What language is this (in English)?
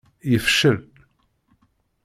Kabyle